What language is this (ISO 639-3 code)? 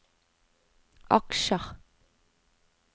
nor